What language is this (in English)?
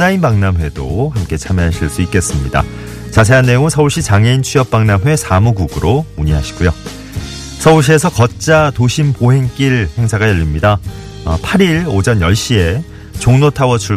Korean